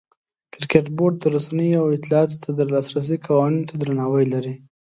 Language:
Pashto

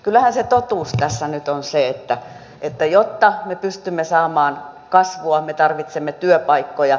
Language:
Finnish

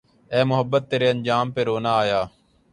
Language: Urdu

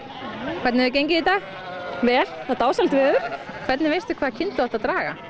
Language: Icelandic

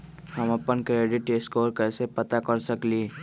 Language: Magahi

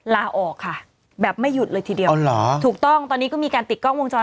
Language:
Thai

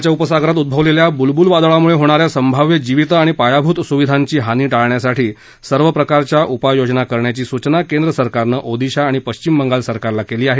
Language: Marathi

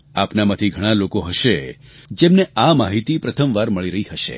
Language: Gujarati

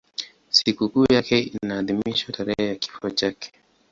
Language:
Swahili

